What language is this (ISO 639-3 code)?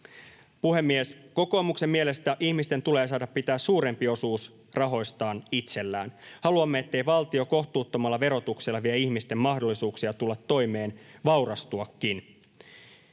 fin